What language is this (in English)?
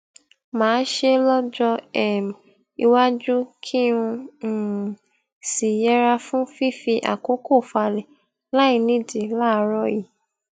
Yoruba